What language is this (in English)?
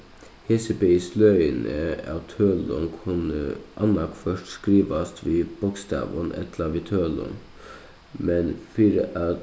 Faroese